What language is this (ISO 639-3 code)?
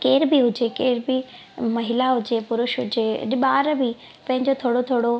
snd